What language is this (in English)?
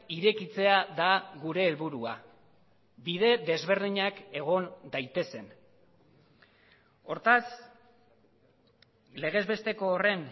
Basque